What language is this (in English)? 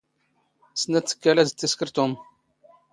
Standard Moroccan Tamazight